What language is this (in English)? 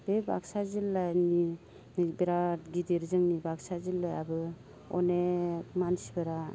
Bodo